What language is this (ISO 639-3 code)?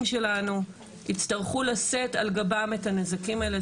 heb